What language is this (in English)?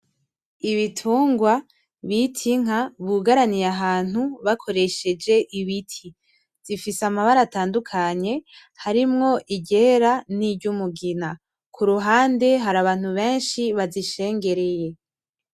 Rundi